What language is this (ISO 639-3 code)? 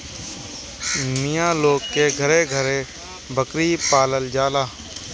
bho